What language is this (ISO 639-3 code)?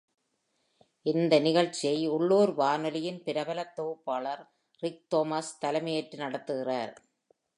tam